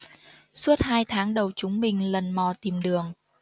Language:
Vietnamese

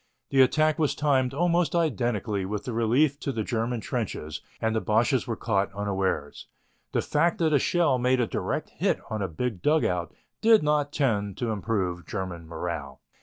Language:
English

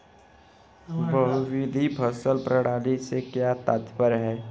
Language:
Hindi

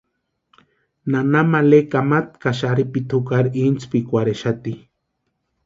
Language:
Western Highland Purepecha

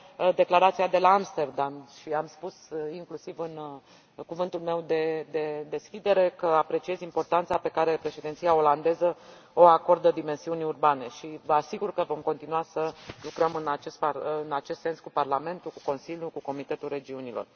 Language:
Romanian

